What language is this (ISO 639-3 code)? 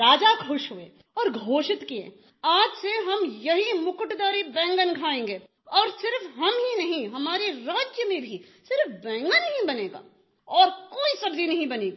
hin